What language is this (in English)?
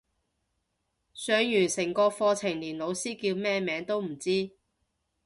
Cantonese